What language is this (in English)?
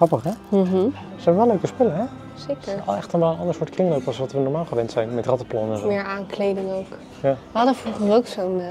Dutch